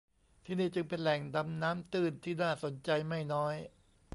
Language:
Thai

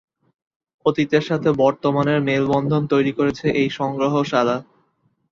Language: Bangla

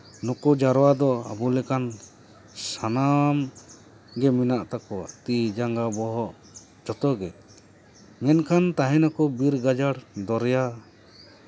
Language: Santali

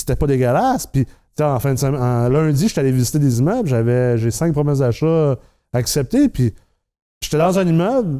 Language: French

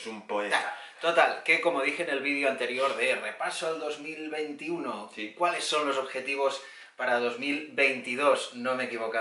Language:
Spanish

